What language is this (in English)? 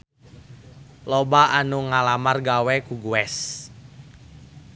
Sundanese